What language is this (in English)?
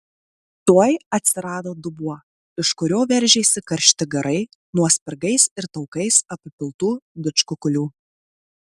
Lithuanian